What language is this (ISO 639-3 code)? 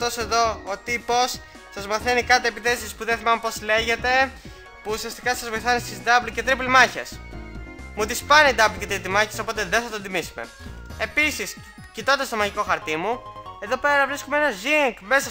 ell